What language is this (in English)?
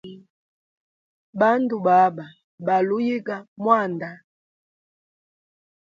Hemba